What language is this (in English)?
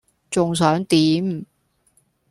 Cantonese